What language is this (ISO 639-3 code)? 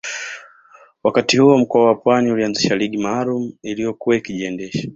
swa